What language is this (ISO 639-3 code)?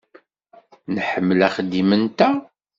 kab